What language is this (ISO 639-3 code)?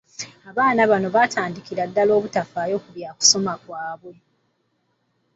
lug